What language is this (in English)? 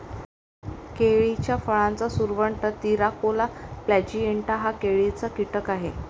Marathi